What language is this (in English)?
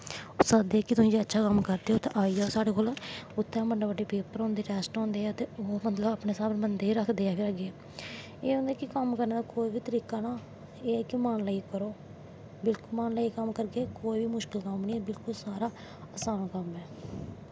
Dogri